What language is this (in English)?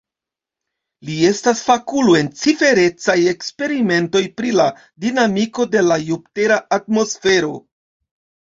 Esperanto